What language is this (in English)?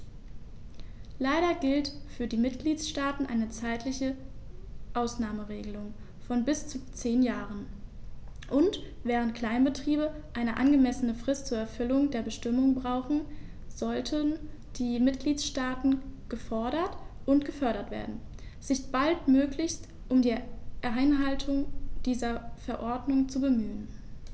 German